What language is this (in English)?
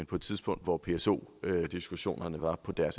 Danish